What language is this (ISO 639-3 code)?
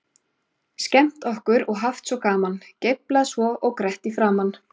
isl